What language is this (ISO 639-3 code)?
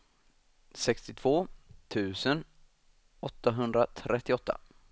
swe